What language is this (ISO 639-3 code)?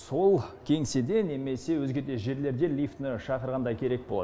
kaz